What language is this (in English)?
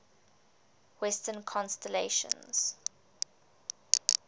English